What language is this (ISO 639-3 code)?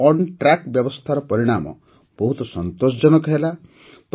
ori